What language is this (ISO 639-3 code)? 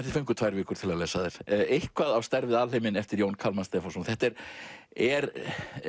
isl